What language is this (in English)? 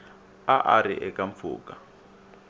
Tsonga